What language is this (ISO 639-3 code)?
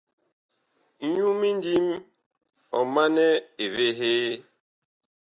bkh